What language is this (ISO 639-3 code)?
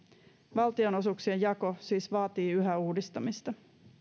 fin